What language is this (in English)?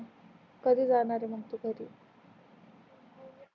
Marathi